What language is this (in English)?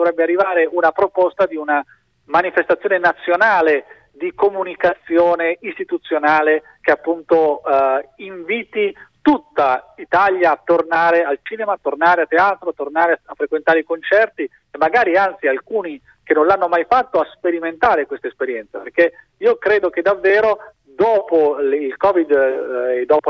Italian